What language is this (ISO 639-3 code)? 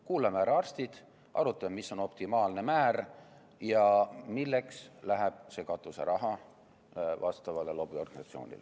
est